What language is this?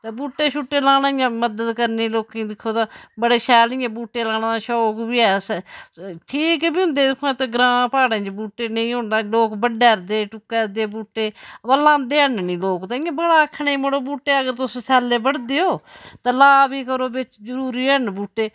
Dogri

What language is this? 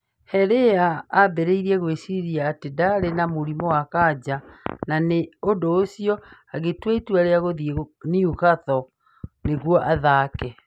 Kikuyu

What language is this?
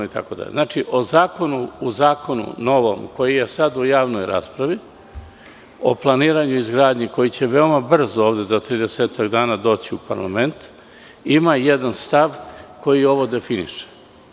Serbian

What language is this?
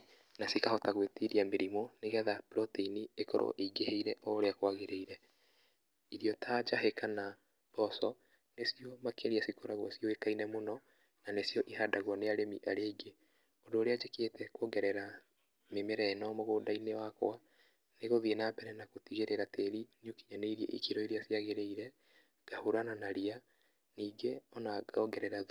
Kikuyu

